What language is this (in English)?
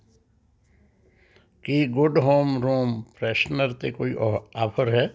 Punjabi